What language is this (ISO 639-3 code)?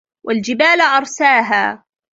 ara